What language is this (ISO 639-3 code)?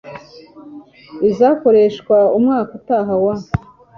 kin